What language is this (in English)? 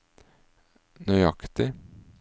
Norwegian